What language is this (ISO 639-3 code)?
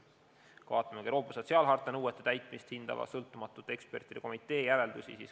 est